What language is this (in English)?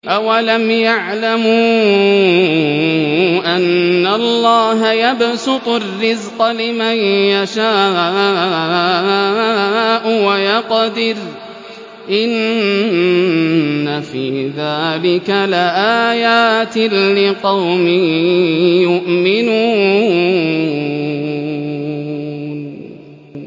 Arabic